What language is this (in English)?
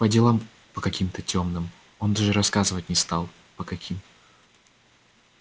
Russian